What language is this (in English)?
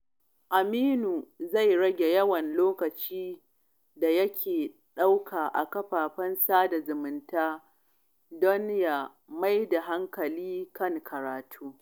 Hausa